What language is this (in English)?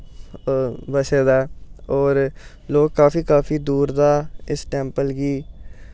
Dogri